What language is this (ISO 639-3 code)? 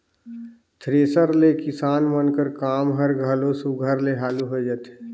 hne